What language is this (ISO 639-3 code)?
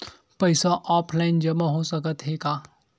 hne